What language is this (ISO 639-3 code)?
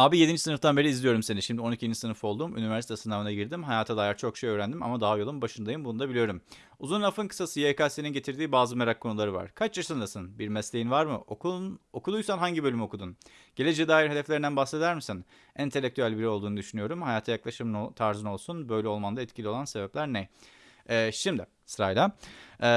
tur